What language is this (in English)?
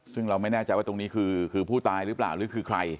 Thai